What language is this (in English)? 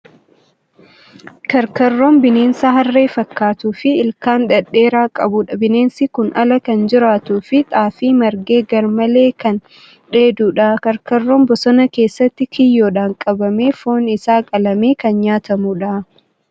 Oromo